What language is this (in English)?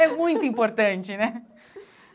Portuguese